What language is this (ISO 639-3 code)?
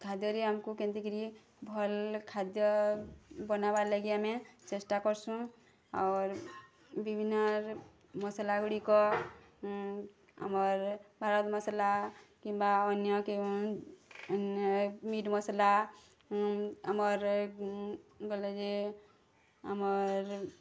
ori